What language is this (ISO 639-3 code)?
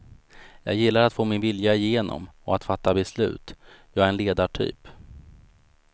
swe